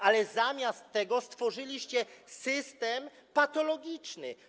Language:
Polish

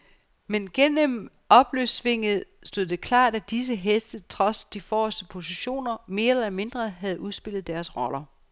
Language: Danish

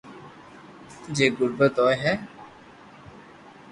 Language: Loarki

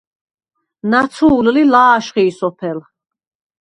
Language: Svan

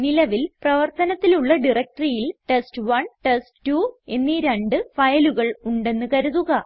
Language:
Malayalam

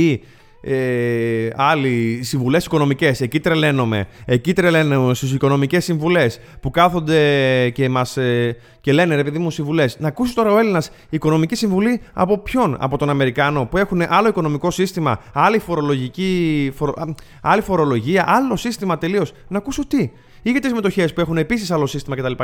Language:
Greek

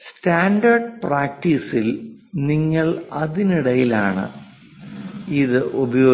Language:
Malayalam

